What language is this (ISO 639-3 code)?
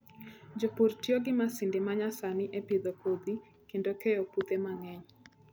luo